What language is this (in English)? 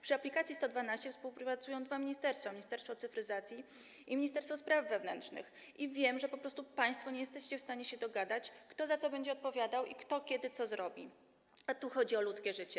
Polish